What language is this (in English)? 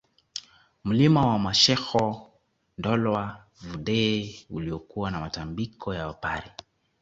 Swahili